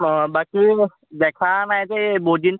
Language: Assamese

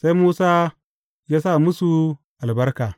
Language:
Hausa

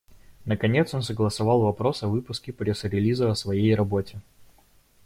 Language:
Russian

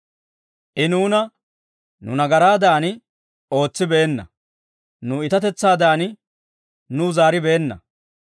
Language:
Dawro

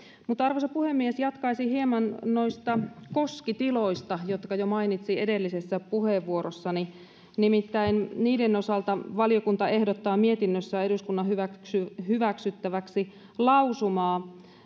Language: Finnish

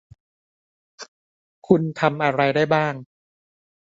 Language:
Thai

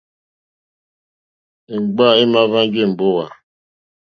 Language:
Mokpwe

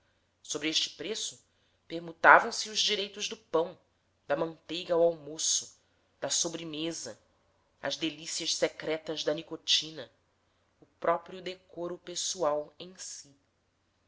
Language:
Portuguese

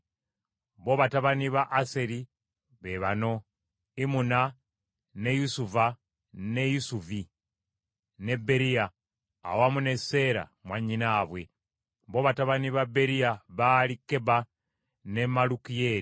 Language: Ganda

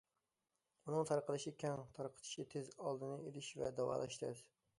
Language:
Uyghur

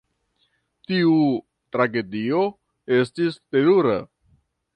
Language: Esperanto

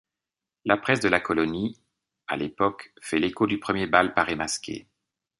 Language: French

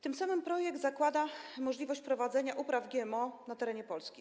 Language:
Polish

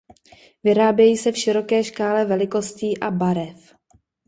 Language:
Czech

